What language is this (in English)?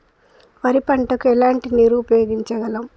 Telugu